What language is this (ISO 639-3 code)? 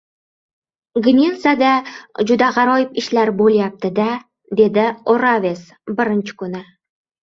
uzb